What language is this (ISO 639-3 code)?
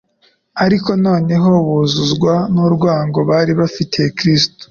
kin